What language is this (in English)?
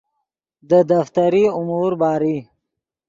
Yidgha